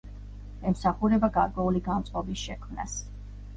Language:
Georgian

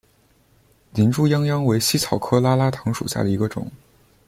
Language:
Chinese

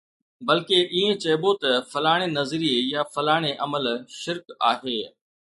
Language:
Sindhi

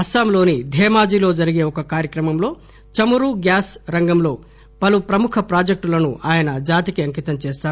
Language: Telugu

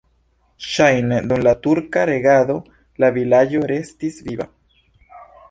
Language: Esperanto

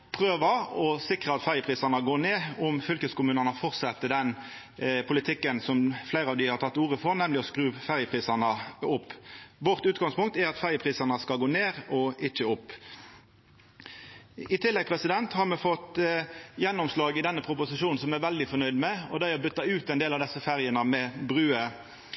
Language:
Norwegian Nynorsk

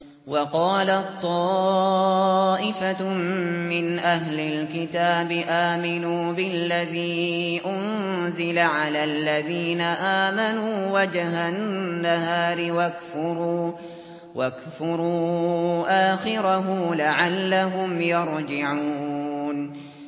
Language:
Arabic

